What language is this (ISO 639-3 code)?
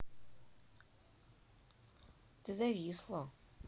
rus